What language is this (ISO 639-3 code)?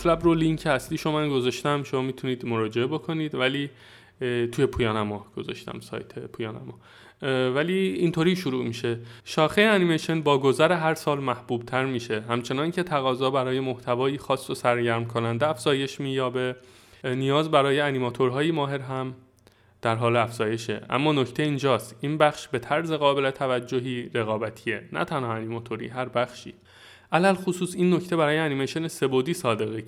fas